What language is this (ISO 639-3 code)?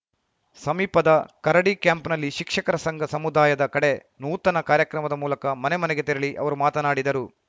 kan